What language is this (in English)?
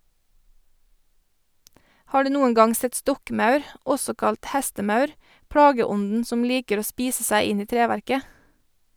Norwegian